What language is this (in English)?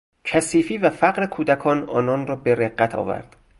Persian